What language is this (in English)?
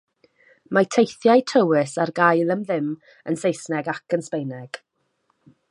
Welsh